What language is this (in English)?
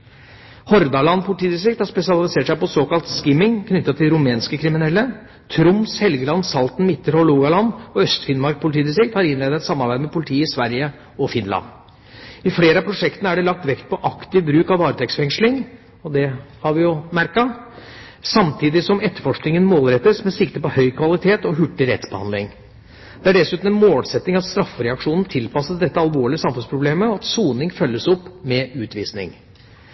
Norwegian Bokmål